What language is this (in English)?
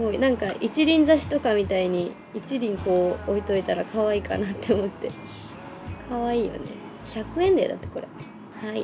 Japanese